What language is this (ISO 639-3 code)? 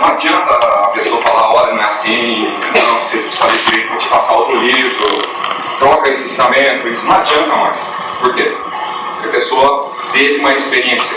por